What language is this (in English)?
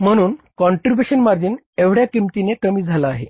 Marathi